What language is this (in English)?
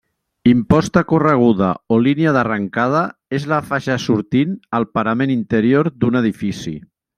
Catalan